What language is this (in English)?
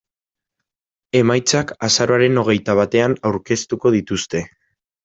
Basque